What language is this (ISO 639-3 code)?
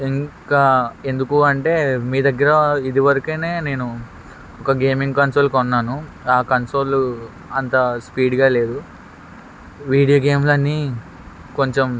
tel